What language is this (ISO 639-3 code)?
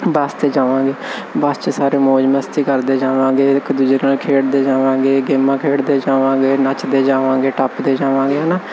pan